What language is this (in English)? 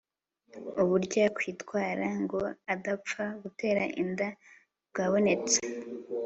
Kinyarwanda